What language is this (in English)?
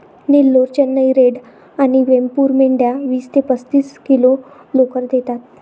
Marathi